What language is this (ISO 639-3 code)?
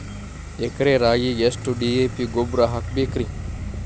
kan